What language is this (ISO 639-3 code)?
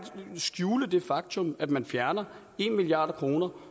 dan